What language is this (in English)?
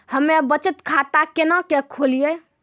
Maithili